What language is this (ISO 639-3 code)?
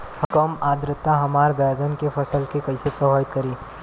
bho